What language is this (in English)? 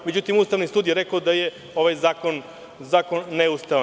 Serbian